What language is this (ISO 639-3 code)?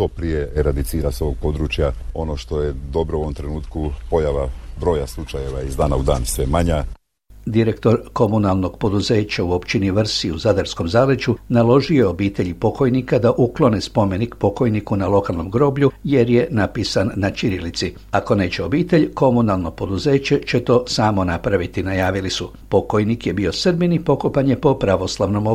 hrv